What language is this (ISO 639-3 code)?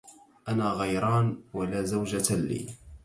ara